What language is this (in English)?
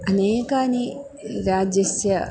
Sanskrit